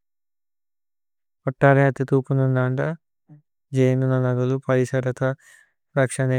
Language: Tulu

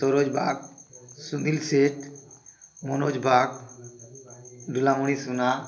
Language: Odia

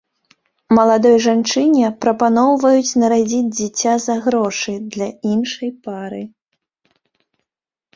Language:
Belarusian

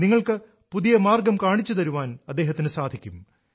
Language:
Malayalam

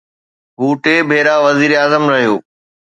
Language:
Sindhi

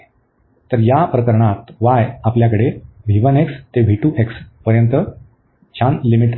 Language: Marathi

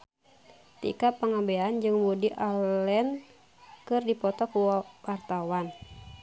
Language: Sundanese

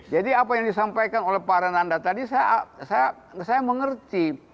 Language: Indonesian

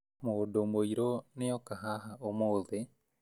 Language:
Kikuyu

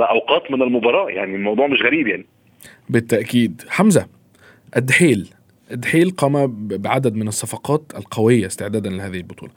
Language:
Arabic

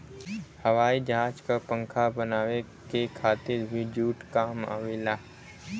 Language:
Bhojpuri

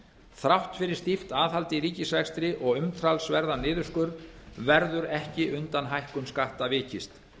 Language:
Icelandic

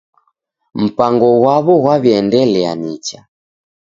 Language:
Taita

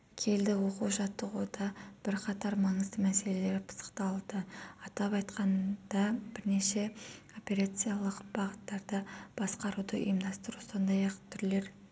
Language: Kazakh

